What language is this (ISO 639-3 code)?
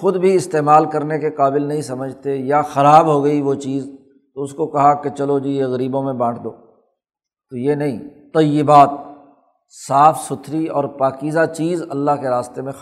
urd